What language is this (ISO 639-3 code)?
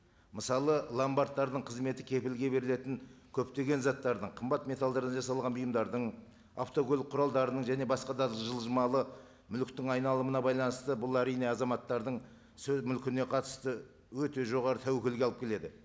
kaz